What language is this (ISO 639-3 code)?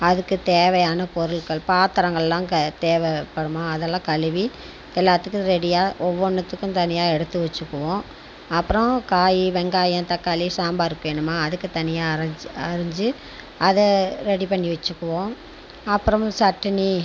tam